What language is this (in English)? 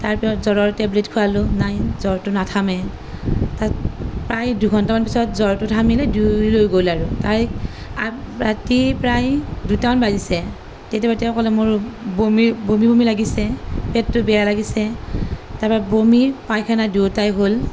Assamese